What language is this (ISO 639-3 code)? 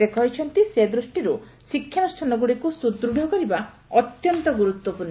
ori